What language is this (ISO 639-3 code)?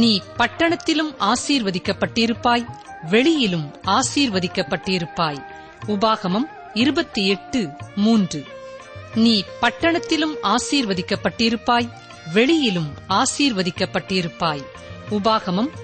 tam